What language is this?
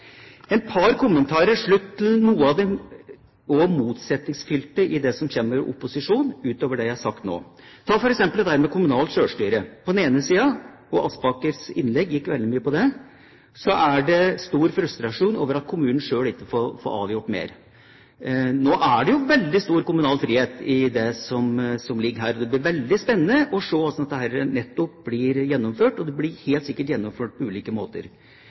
Norwegian Bokmål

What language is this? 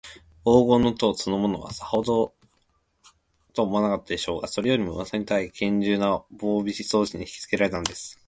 Japanese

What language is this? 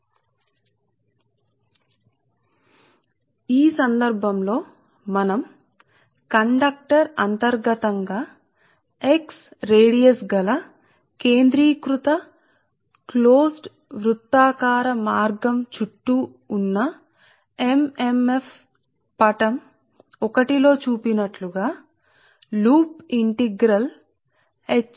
Telugu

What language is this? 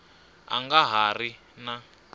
Tsonga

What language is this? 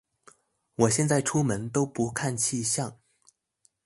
Chinese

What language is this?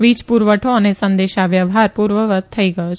Gujarati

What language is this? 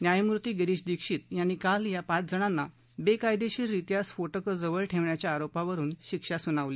Marathi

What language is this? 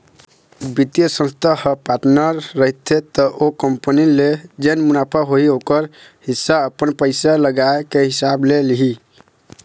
Chhattisgarhi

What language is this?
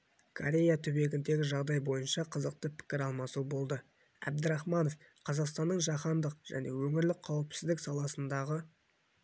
Kazakh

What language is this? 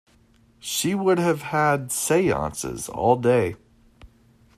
English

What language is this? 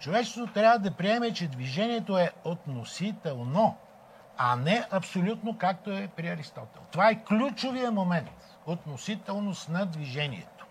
Bulgarian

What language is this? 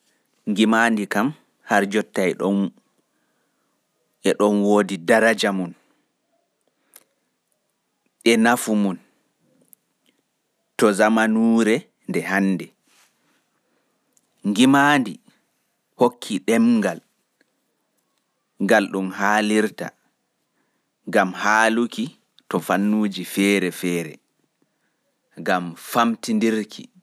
Pular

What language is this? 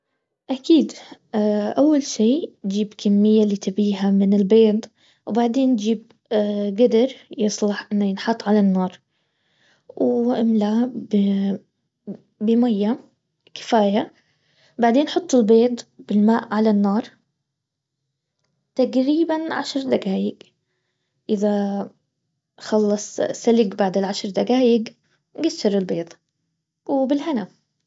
Baharna Arabic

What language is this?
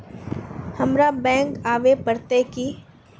Magahi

